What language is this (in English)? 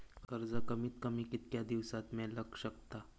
Marathi